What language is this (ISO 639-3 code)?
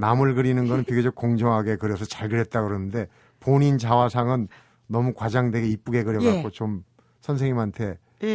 kor